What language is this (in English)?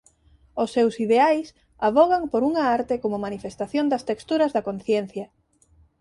Galician